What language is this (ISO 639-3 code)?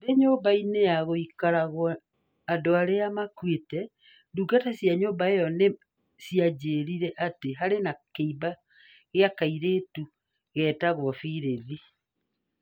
kik